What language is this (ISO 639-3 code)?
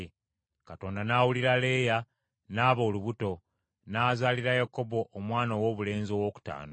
lug